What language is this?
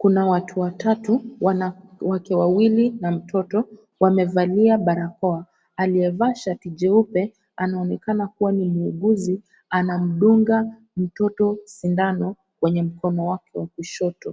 Swahili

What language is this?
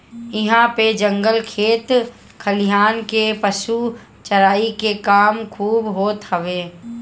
Bhojpuri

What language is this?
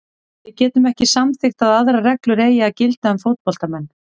Icelandic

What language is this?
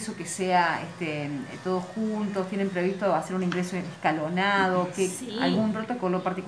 Spanish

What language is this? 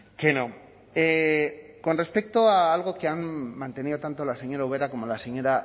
Spanish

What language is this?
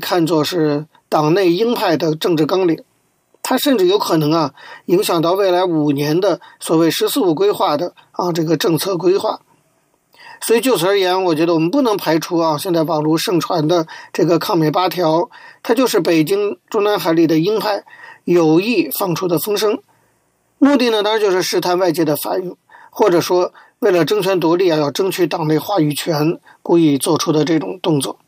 Chinese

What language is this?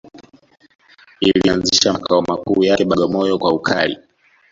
Swahili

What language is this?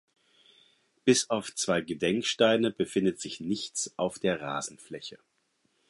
German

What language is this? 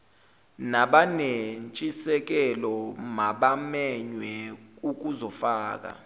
Zulu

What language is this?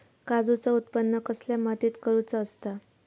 Marathi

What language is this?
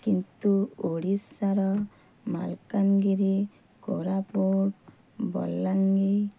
Odia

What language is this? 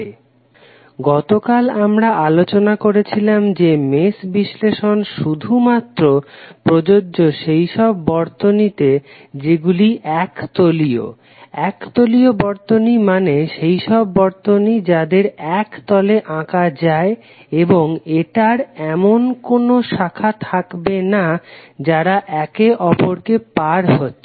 Bangla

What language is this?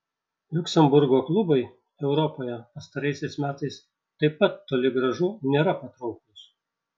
Lithuanian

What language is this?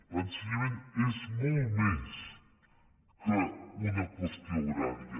Catalan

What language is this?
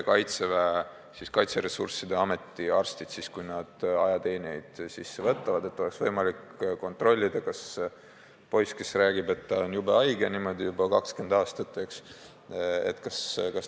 Estonian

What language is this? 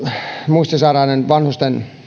Finnish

